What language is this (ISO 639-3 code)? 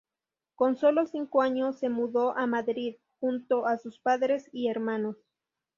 spa